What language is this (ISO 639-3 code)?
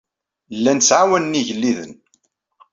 kab